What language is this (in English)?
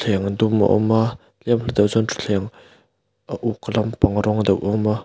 Mizo